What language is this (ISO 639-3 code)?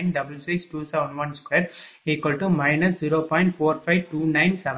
tam